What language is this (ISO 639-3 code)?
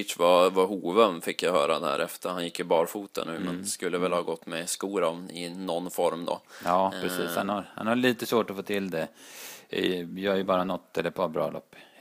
swe